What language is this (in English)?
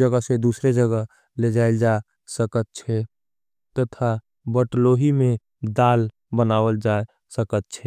Angika